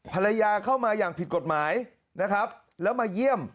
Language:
Thai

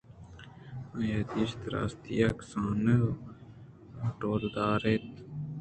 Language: Eastern Balochi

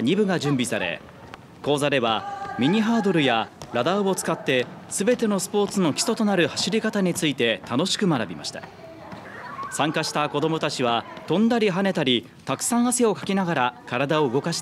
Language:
Japanese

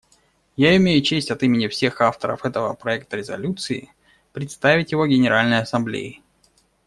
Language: Russian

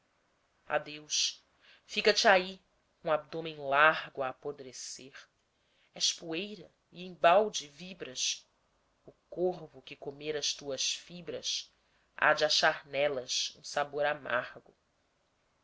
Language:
Portuguese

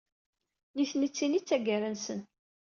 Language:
Kabyle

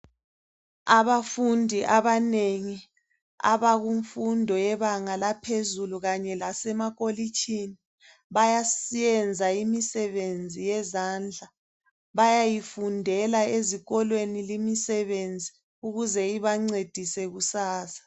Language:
North Ndebele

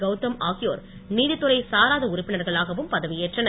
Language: Tamil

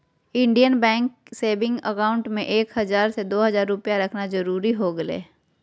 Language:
Magahi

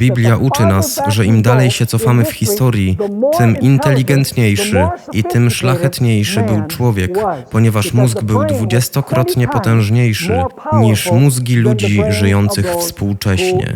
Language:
Polish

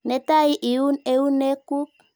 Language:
Kalenjin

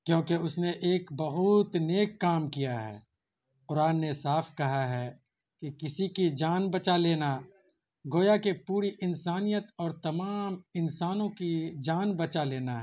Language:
Urdu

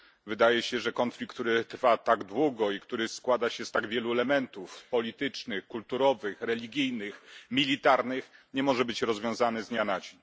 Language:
Polish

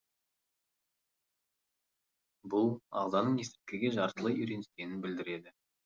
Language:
Kazakh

